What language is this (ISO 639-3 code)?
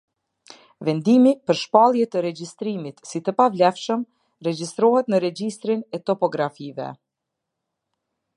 sqi